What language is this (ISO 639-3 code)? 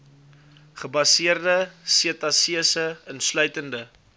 afr